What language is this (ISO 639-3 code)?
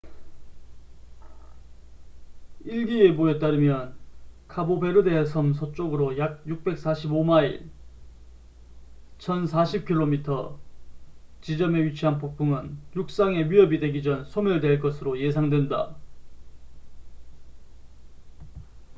kor